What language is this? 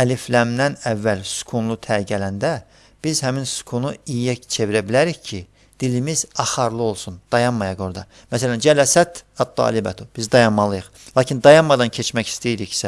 Turkish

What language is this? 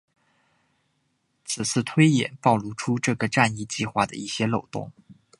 Chinese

